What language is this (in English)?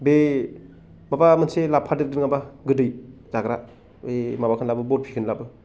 Bodo